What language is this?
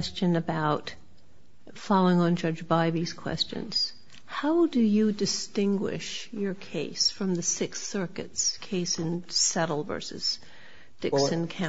English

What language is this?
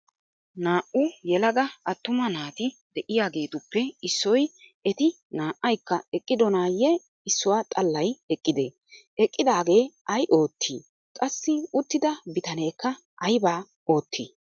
Wolaytta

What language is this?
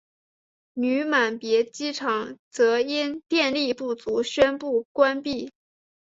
Chinese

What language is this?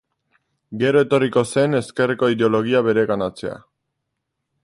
Basque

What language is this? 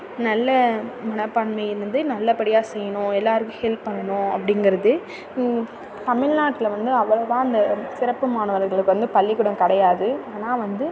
Tamil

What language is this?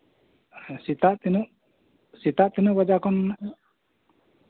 Santali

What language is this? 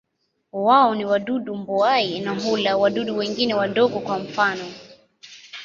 Swahili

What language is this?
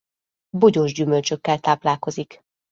Hungarian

